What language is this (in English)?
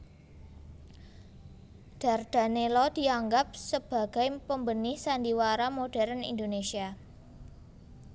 Javanese